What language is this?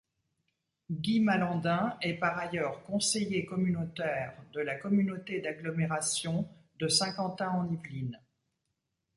French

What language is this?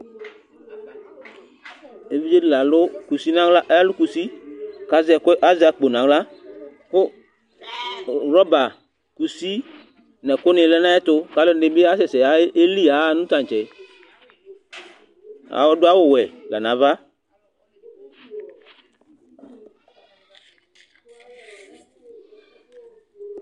Ikposo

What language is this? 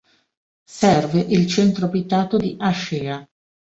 Italian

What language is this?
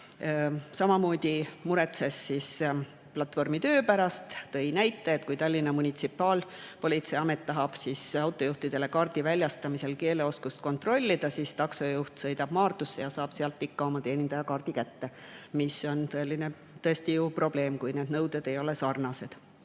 Estonian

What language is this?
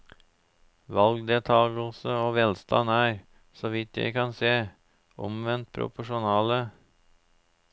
Norwegian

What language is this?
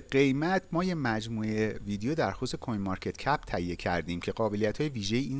Persian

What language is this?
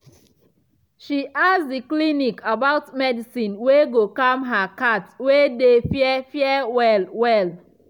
Nigerian Pidgin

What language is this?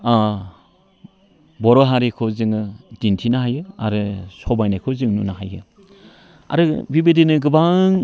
Bodo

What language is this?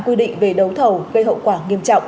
Vietnamese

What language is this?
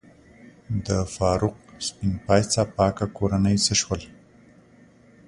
Pashto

